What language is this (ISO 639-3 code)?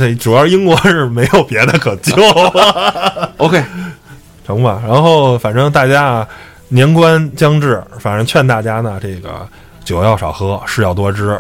zho